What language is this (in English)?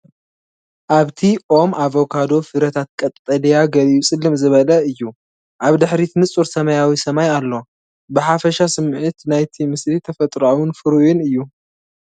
Tigrinya